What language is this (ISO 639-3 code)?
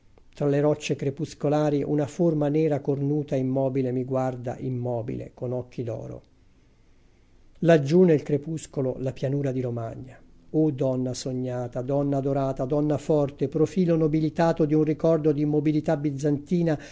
ita